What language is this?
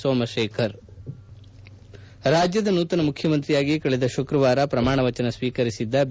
Kannada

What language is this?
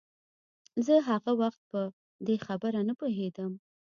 Pashto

